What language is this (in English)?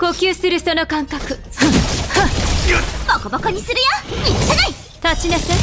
Japanese